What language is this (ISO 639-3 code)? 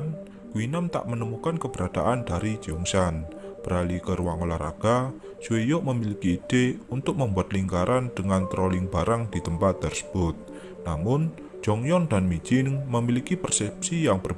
ind